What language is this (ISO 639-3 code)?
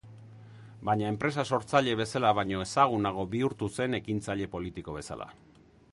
eus